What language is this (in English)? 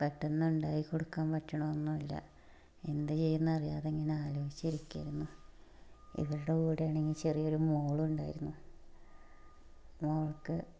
Malayalam